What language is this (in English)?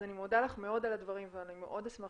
Hebrew